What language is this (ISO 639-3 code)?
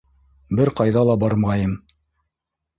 bak